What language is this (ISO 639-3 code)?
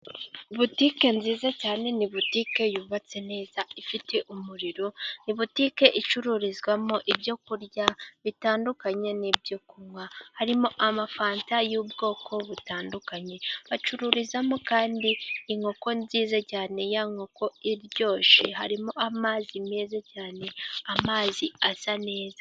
kin